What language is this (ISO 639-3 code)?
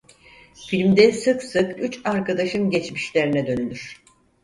tur